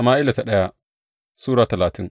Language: Hausa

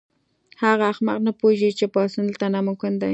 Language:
Pashto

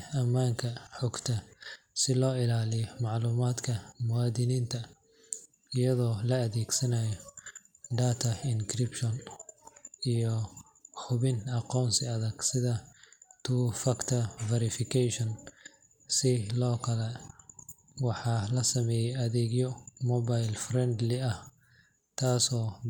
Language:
Somali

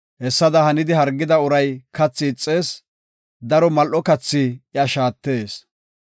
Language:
Gofa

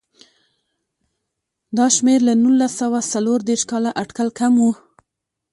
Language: Pashto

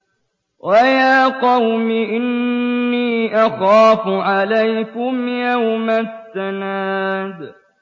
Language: Arabic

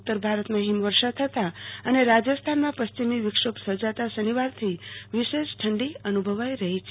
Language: Gujarati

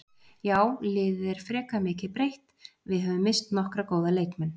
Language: Icelandic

